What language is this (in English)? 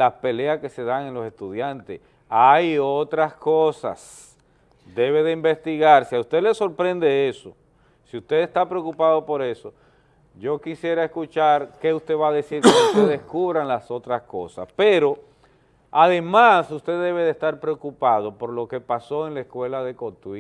Spanish